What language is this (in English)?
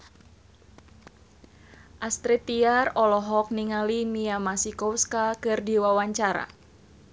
Sundanese